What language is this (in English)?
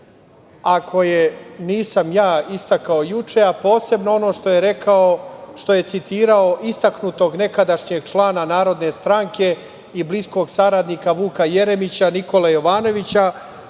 Serbian